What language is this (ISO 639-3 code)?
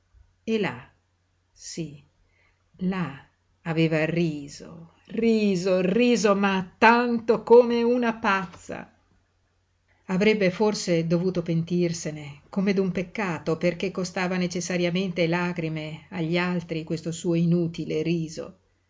ita